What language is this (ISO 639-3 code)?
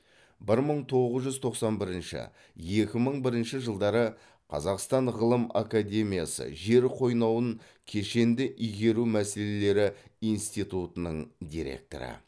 kaz